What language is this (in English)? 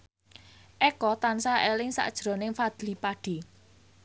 Javanese